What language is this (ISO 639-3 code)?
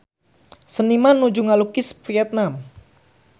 sun